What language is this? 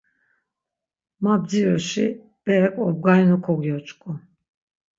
Laz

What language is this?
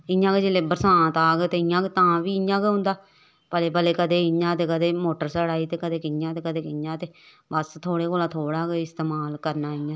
Dogri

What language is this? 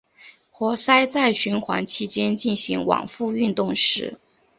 Chinese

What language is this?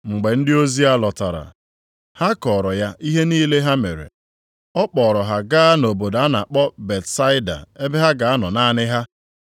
Igbo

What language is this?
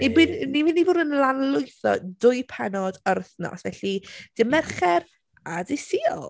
Welsh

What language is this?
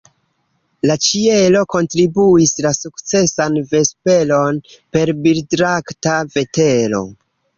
Esperanto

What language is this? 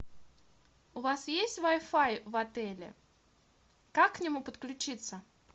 Russian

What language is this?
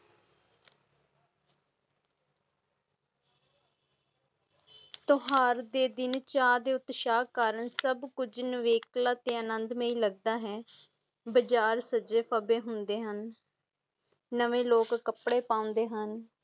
Punjabi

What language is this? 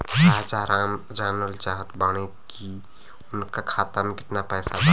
Bhojpuri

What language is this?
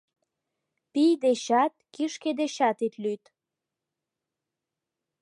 Mari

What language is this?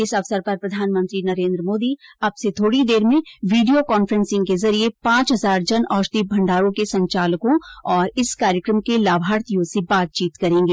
Hindi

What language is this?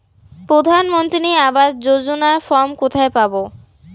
Bangla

